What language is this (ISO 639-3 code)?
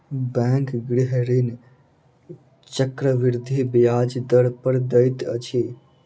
mai